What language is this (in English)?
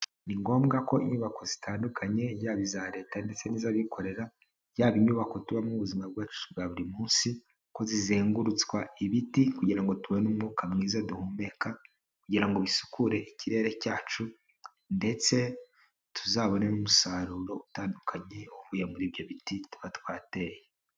Kinyarwanda